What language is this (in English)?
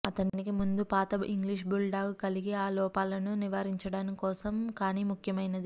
Telugu